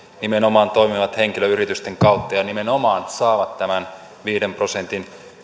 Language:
Finnish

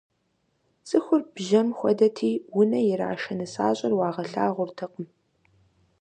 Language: Kabardian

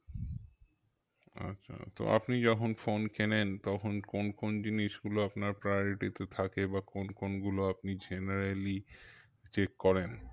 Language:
Bangla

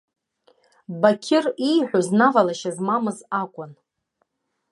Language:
Abkhazian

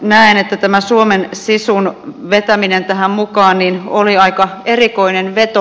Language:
Finnish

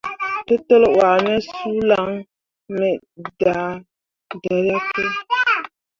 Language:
Mundang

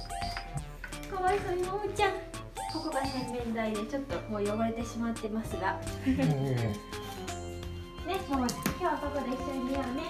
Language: Japanese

